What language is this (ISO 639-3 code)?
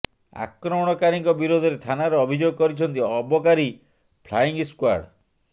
ori